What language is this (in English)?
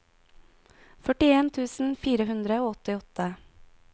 Norwegian